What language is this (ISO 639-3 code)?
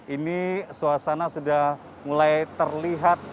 ind